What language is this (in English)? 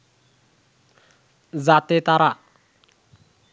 Bangla